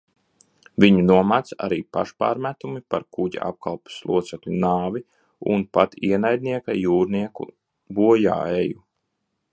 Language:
Latvian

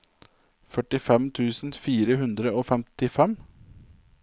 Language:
Norwegian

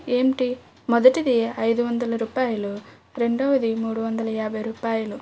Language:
Telugu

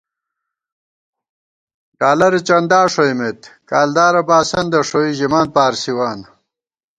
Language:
Gawar-Bati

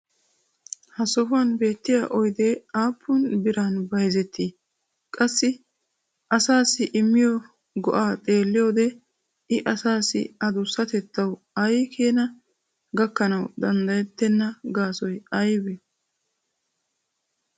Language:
Wolaytta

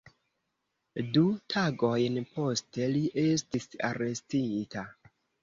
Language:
Esperanto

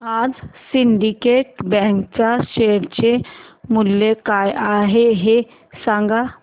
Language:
Marathi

